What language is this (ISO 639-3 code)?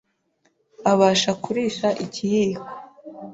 kin